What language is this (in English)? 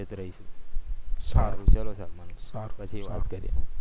Gujarati